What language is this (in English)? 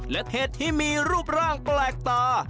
Thai